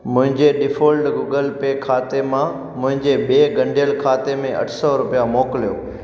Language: Sindhi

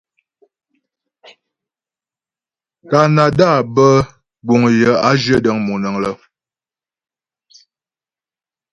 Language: Ghomala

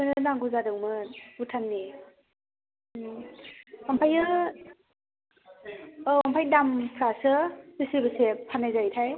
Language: Bodo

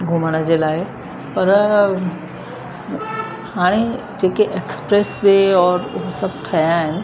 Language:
Sindhi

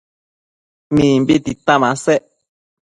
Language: Matsés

